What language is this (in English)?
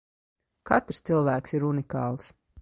Latvian